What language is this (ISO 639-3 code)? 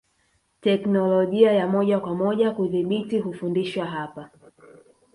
swa